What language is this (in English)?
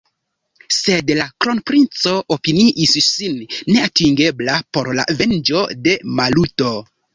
Esperanto